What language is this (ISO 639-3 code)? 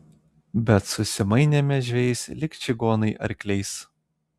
lit